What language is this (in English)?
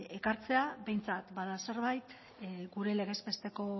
Basque